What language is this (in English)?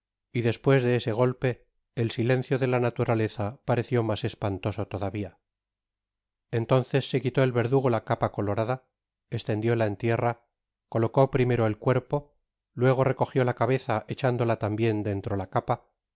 Spanish